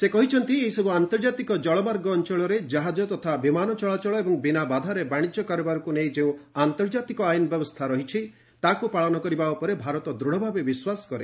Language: Odia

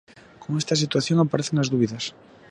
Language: Galician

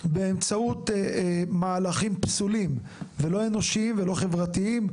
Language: Hebrew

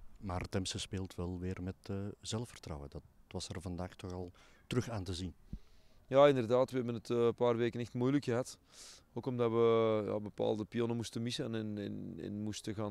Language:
Dutch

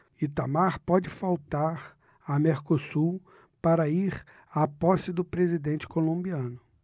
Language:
Portuguese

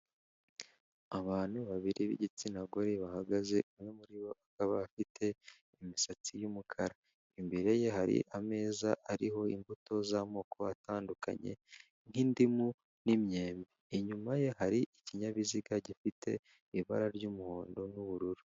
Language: Kinyarwanda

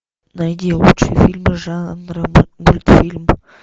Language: Russian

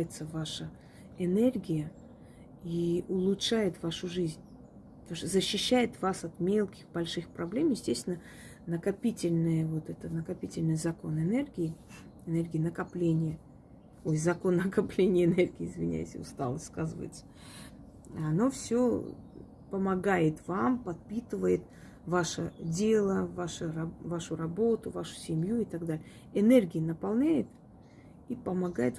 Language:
Russian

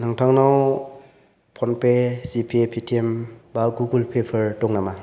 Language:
Bodo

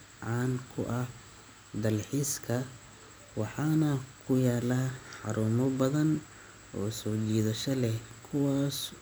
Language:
Somali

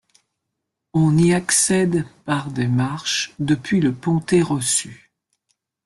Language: French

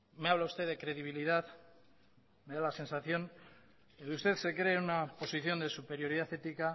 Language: Spanish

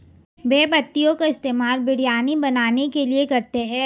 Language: Hindi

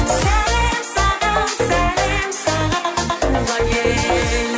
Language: Kazakh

